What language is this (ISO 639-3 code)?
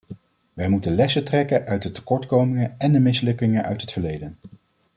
nld